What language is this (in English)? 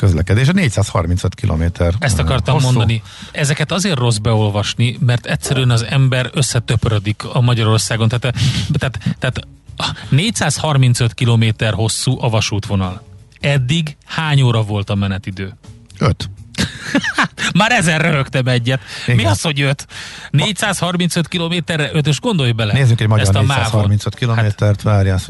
Hungarian